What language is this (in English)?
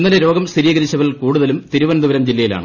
Malayalam